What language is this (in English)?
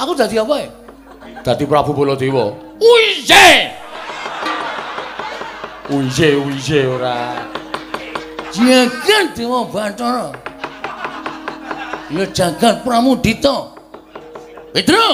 Indonesian